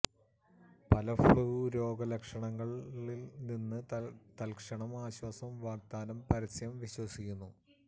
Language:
Malayalam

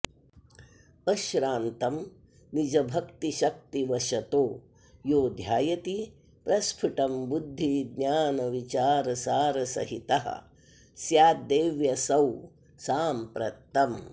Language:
Sanskrit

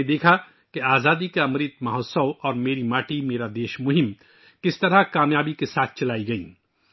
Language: Urdu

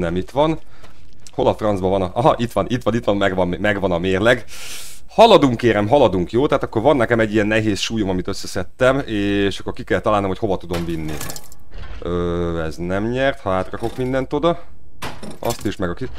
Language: Hungarian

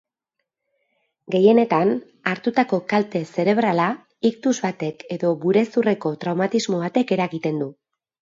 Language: Basque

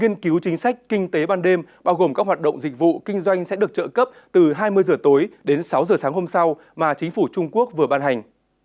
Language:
Vietnamese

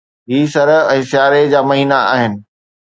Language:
Sindhi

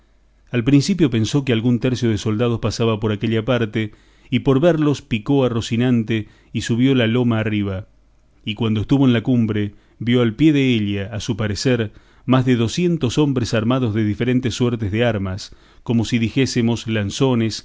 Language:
Spanish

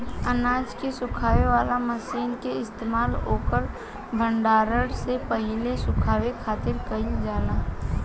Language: Bhojpuri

